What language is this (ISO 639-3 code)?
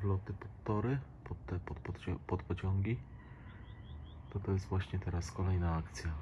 pol